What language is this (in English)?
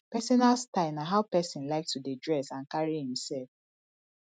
Nigerian Pidgin